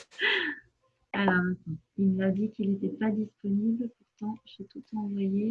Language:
French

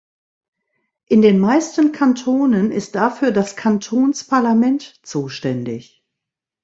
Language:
German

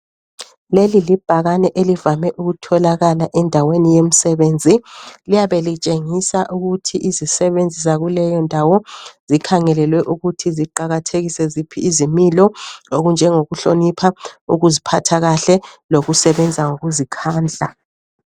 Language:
North Ndebele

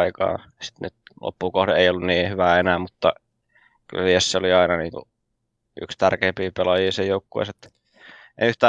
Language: Finnish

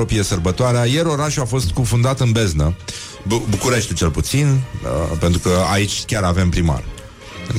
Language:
Romanian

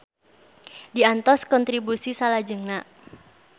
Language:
Sundanese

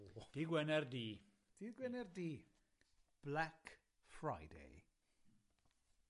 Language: Welsh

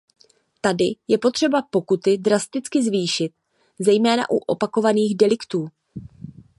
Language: Czech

